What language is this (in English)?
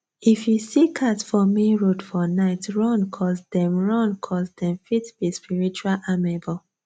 Nigerian Pidgin